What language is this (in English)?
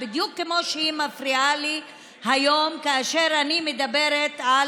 Hebrew